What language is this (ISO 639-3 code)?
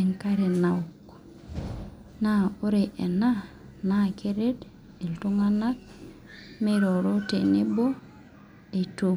mas